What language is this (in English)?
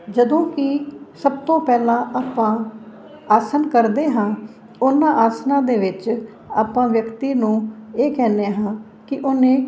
Punjabi